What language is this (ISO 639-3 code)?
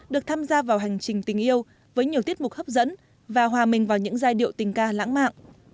vie